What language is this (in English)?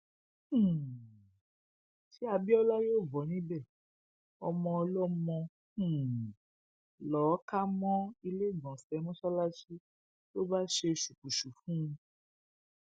Yoruba